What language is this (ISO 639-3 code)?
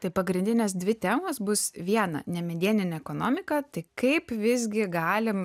lit